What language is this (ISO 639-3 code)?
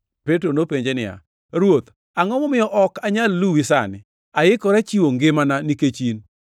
luo